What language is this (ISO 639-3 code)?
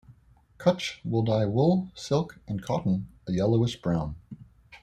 eng